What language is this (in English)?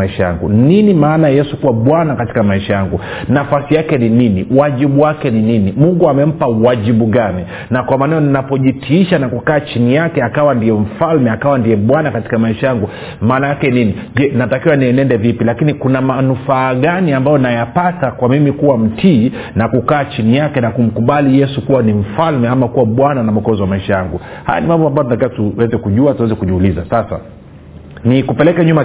Swahili